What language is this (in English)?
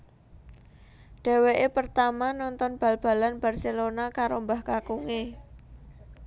Javanese